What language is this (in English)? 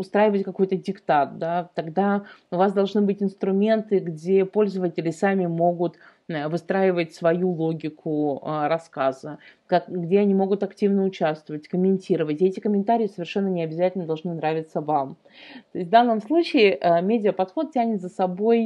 Russian